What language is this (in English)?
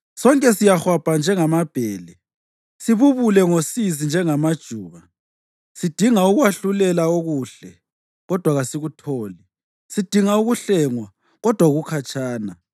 North Ndebele